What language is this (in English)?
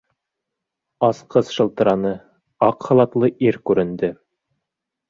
Bashkir